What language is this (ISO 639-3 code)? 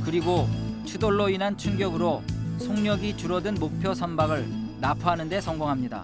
kor